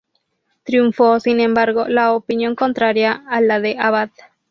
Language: Spanish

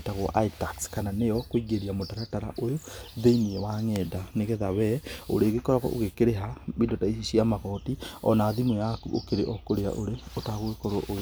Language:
Kikuyu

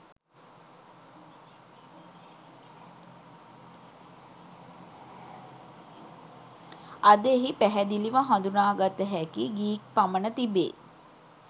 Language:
Sinhala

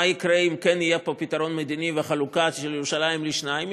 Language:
Hebrew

